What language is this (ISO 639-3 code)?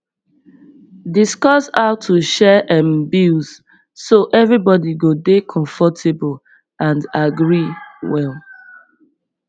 pcm